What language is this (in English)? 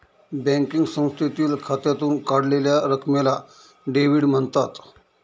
Marathi